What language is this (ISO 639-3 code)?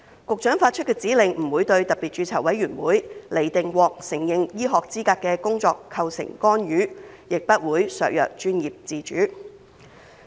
yue